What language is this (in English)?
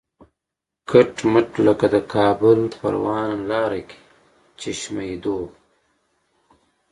Pashto